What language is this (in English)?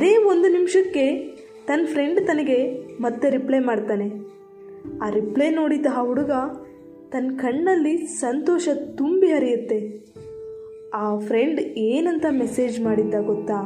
Kannada